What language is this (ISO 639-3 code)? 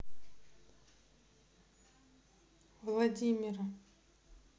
rus